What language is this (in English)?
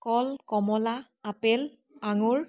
Assamese